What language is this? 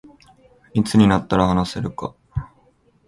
Japanese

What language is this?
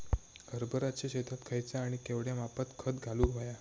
Marathi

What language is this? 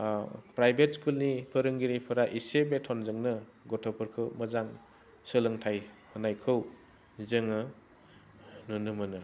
Bodo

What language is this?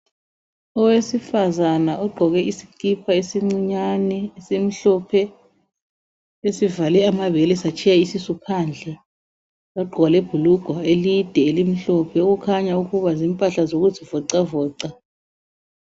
North Ndebele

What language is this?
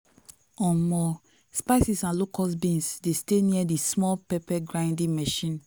Nigerian Pidgin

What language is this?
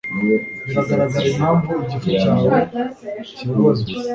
Kinyarwanda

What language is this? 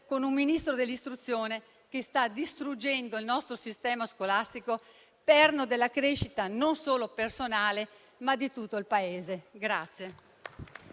Italian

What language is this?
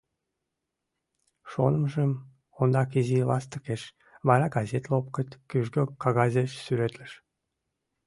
Mari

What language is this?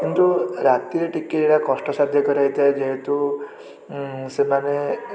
Odia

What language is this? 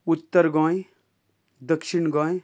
Konkani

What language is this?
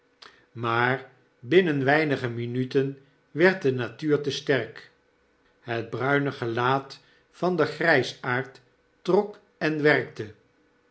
Dutch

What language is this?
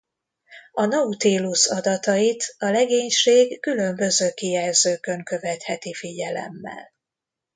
Hungarian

